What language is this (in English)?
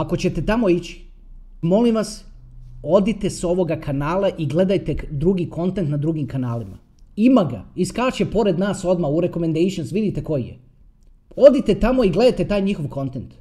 Croatian